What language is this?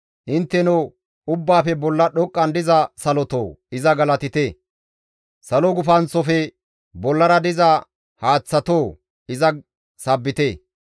Gamo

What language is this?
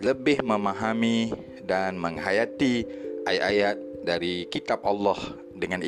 Malay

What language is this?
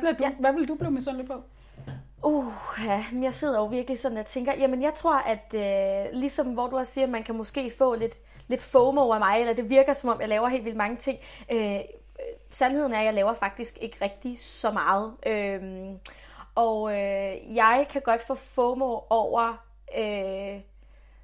Danish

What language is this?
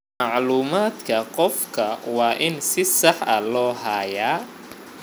Somali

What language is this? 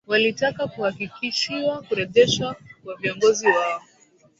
Swahili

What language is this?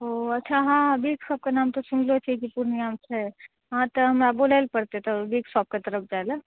Maithili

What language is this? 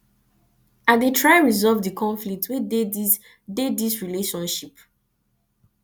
Nigerian Pidgin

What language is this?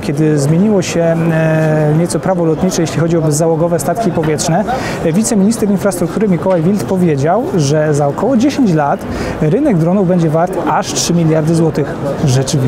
Polish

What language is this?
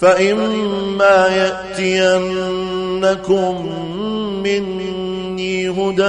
Arabic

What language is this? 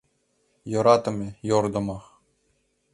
Mari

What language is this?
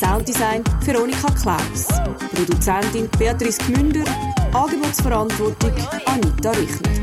German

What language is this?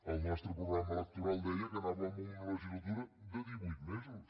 Catalan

